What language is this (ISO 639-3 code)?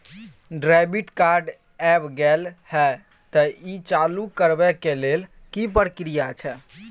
mai